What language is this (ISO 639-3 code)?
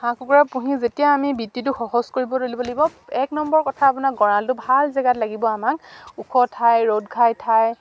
asm